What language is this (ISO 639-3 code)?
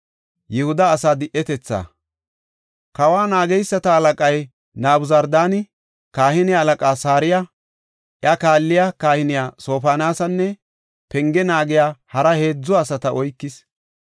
gof